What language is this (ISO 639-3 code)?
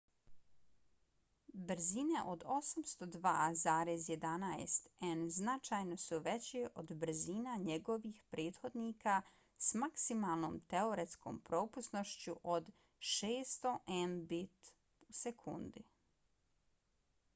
bos